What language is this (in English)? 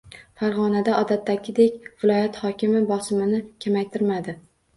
Uzbek